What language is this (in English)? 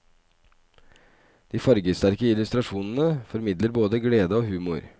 Norwegian